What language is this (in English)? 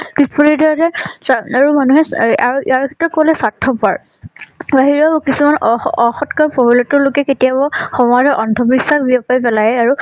Assamese